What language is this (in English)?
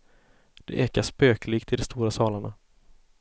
Swedish